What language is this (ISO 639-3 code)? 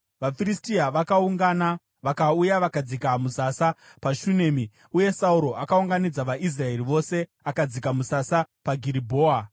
sna